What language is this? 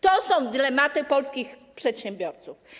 Polish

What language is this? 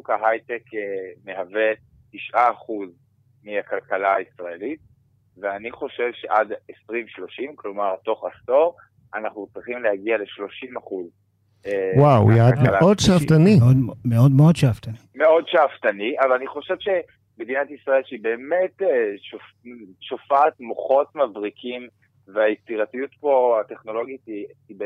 Hebrew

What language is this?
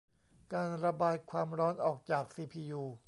Thai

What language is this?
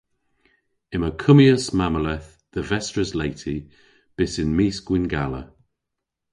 Cornish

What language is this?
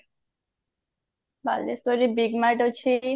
Odia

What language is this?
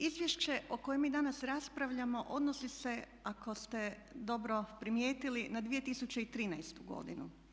Croatian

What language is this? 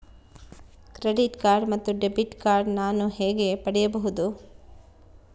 Kannada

